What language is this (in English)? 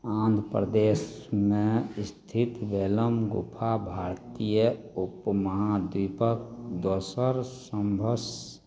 Maithili